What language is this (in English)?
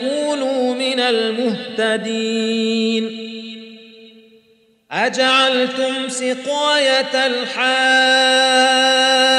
Arabic